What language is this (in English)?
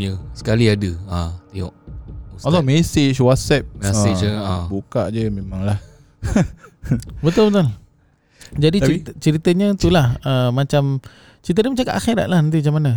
Malay